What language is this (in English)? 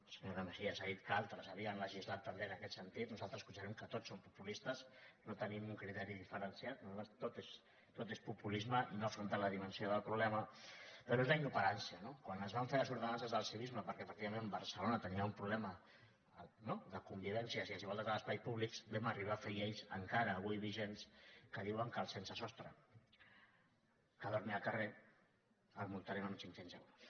Catalan